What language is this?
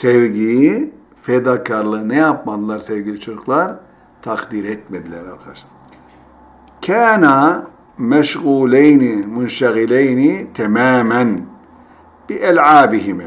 Turkish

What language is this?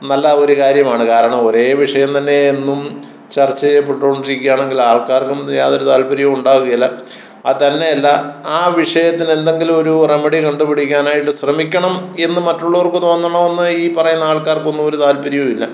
Malayalam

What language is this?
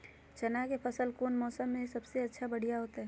Magahi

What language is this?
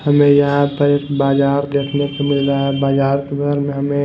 Hindi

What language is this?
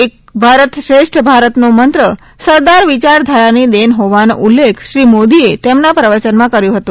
Gujarati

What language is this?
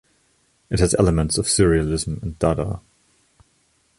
English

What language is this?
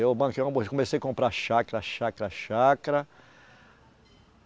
Portuguese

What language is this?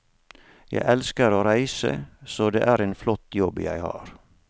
Norwegian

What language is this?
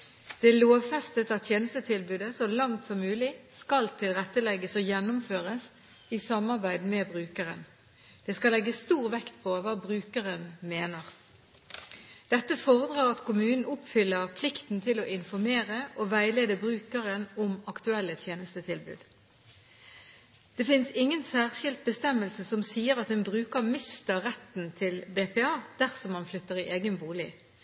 Norwegian Bokmål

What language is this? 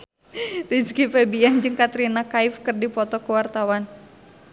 Sundanese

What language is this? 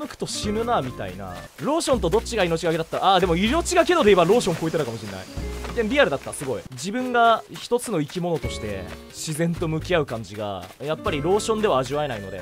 Japanese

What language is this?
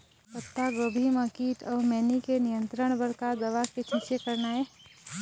Chhattisgarhi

